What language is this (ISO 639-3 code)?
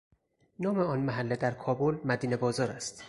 fas